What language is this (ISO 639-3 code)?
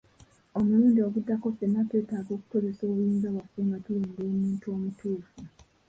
lug